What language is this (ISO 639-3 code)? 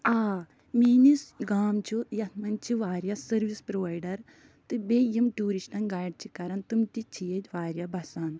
kas